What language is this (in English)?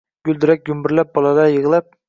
Uzbek